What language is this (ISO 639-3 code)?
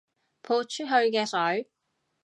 yue